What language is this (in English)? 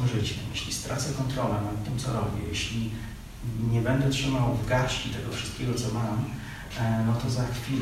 Polish